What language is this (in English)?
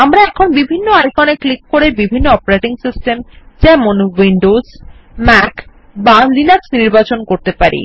Bangla